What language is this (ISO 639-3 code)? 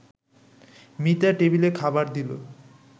ben